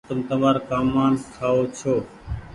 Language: Goaria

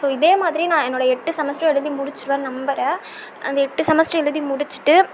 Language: Tamil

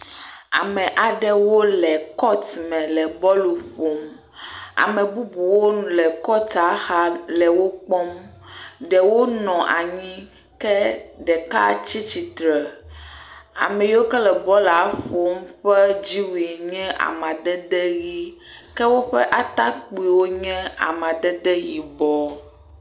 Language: Ewe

